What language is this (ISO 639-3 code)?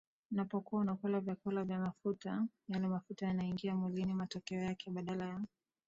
swa